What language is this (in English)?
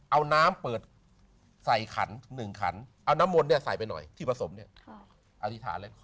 Thai